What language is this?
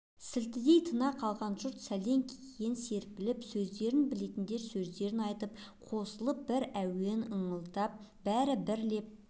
Kazakh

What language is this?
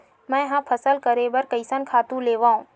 Chhattisgarhi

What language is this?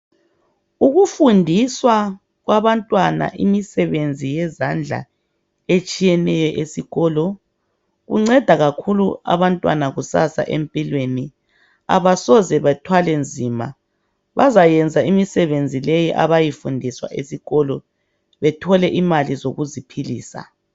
North Ndebele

